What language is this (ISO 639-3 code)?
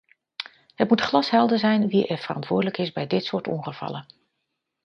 nld